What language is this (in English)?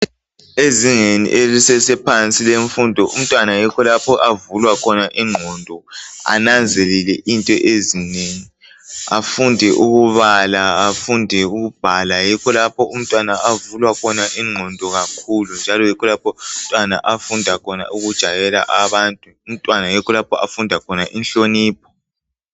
North Ndebele